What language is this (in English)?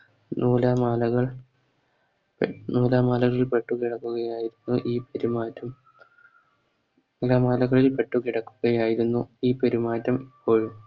Malayalam